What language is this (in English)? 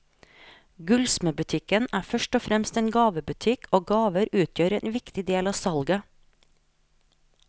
Norwegian